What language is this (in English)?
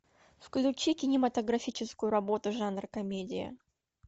Russian